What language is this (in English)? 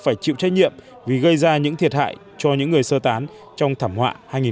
Vietnamese